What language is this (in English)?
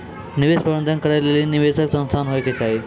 Maithili